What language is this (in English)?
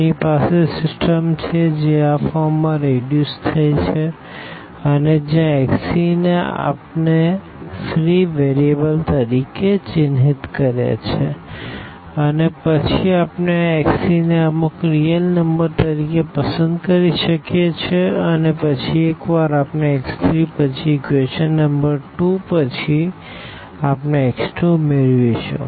Gujarati